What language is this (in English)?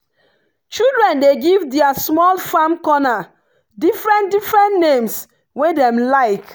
Nigerian Pidgin